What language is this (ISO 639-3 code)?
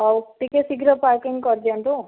ori